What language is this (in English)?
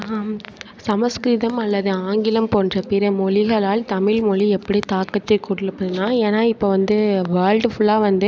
Tamil